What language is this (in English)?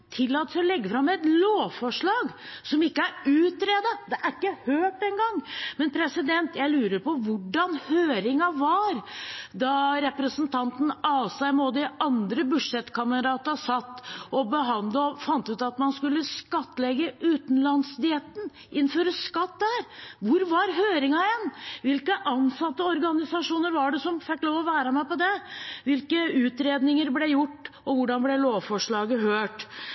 Norwegian Bokmål